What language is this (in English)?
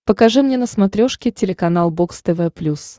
Russian